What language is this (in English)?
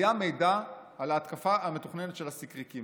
Hebrew